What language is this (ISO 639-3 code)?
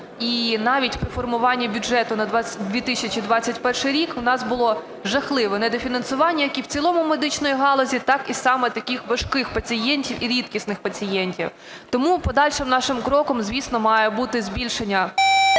ukr